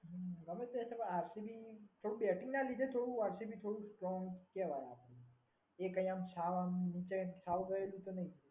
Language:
Gujarati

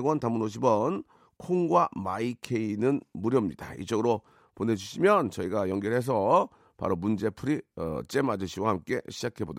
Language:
Korean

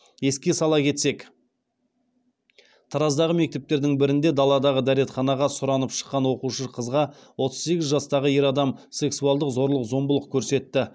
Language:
Kazakh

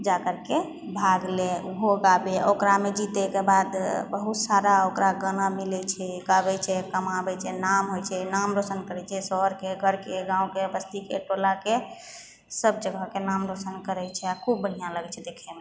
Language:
Maithili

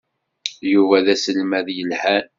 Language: Kabyle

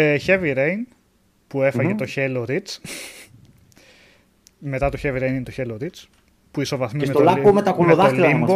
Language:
Greek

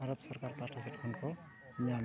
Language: Santali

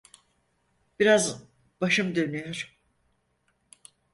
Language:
Turkish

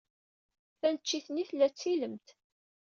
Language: Kabyle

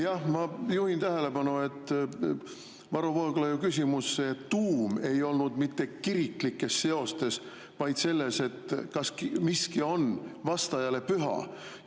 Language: Estonian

